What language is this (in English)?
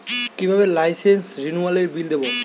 Bangla